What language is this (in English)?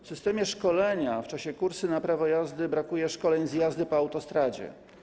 Polish